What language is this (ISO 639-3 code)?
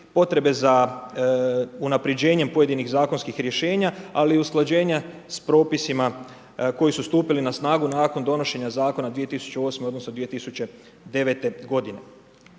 hrv